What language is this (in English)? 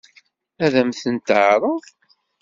Kabyle